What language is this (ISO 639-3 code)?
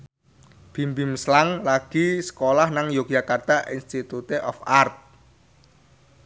jav